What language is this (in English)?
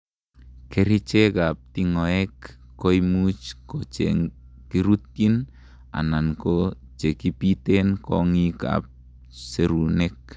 Kalenjin